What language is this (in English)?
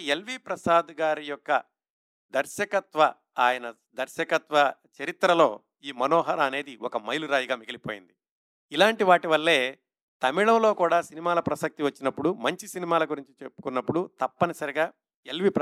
Telugu